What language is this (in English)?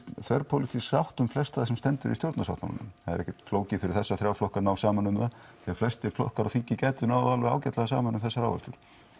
Icelandic